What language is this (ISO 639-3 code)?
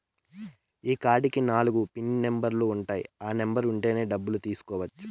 tel